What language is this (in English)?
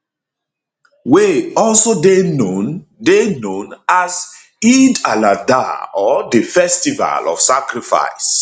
Nigerian Pidgin